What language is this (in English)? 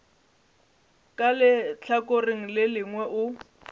Northern Sotho